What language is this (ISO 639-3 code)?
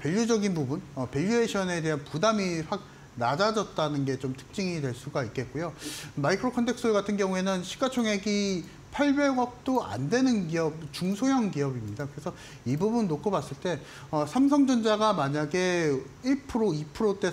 kor